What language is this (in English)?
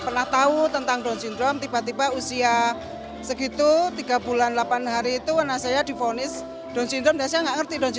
Indonesian